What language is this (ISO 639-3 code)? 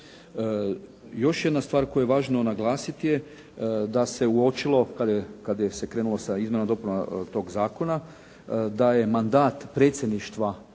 hrv